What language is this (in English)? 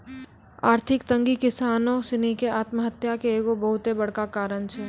Maithili